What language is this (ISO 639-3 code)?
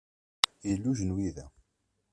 kab